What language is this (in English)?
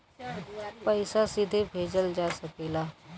Bhojpuri